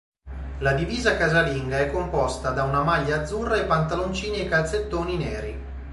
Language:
Italian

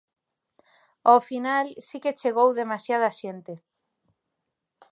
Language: Galician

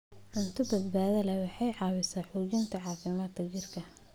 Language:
Somali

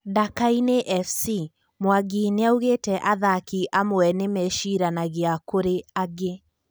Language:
Kikuyu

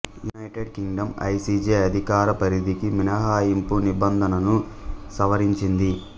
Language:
Telugu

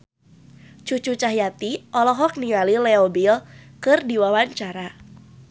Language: Sundanese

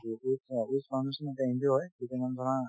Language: Assamese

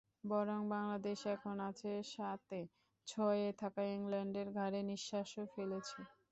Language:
Bangla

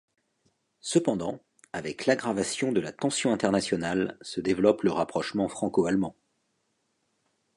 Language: French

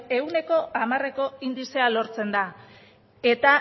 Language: Basque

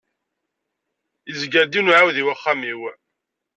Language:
Kabyle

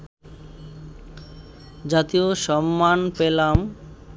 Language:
Bangla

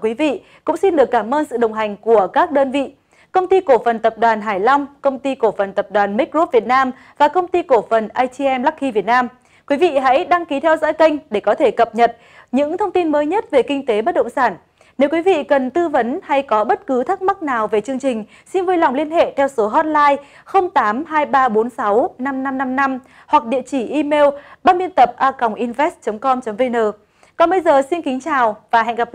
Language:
Vietnamese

